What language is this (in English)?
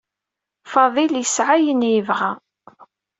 Kabyle